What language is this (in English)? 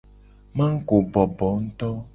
Gen